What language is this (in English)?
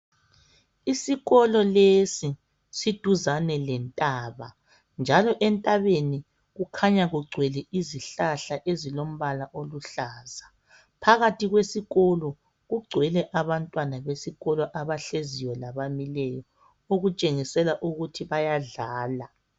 North Ndebele